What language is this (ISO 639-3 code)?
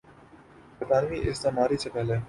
urd